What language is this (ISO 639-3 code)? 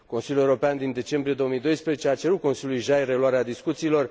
ron